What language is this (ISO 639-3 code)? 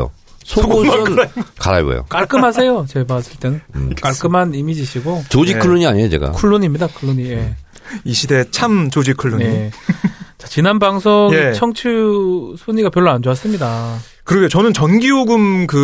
kor